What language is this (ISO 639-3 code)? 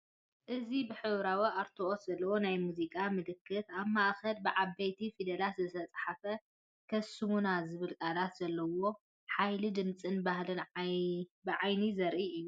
tir